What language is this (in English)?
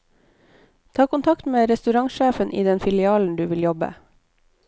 Norwegian